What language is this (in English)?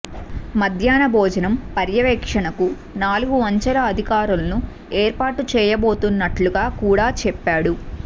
Telugu